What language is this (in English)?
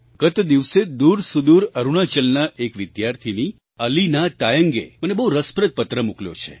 Gujarati